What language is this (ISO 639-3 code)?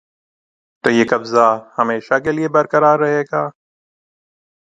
urd